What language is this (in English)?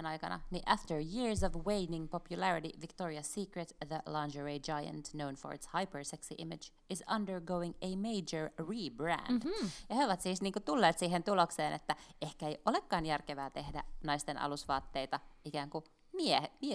Finnish